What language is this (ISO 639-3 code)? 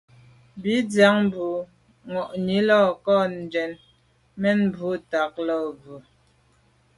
byv